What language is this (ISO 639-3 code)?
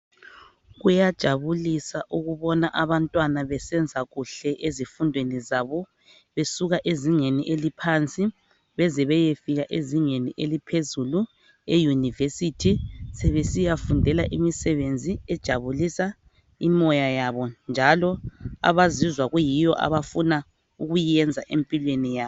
nde